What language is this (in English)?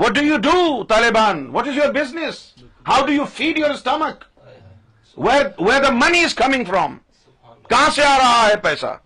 Urdu